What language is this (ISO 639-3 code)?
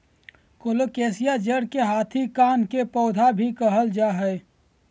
mag